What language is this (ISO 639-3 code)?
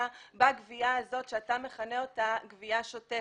heb